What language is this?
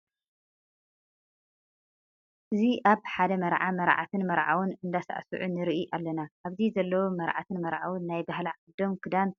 Tigrinya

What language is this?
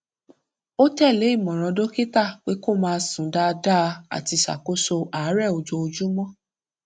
Yoruba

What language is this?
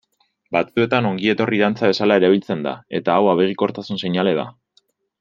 Basque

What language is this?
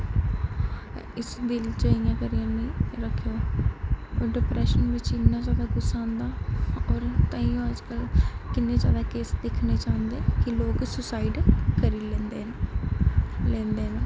Dogri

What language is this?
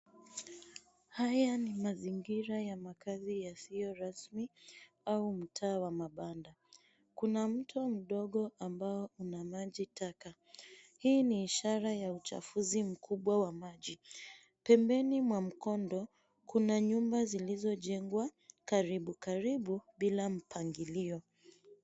Swahili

